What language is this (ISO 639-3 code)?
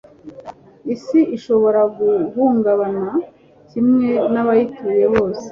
kin